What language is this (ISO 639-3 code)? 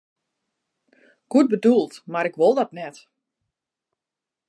fry